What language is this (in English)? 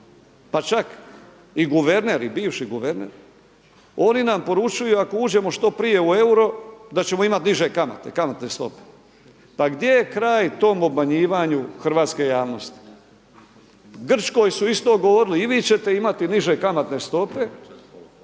Croatian